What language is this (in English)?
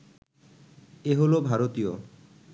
Bangla